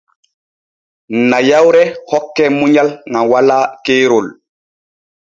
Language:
Borgu Fulfulde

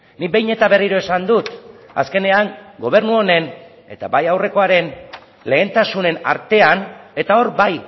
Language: Basque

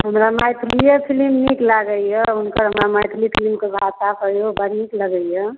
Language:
Maithili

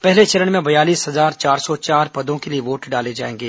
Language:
Hindi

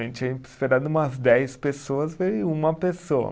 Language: Portuguese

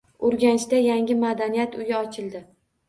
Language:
Uzbek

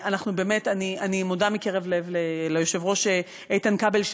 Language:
Hebrew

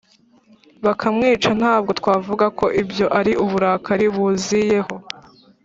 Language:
Kinyarwanda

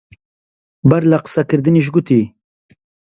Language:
Central Kurdish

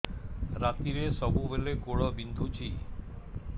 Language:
Odia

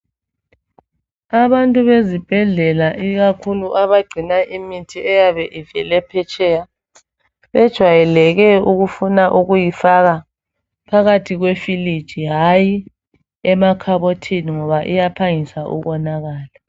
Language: North Ndebele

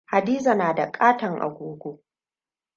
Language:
Hausa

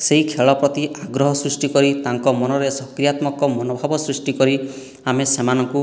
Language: Odia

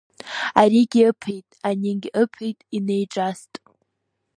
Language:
Abkhazian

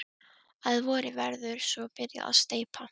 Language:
Icelandic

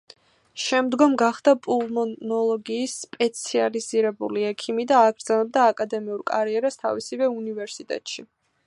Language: Georgian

